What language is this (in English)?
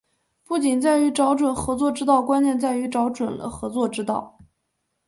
Chinese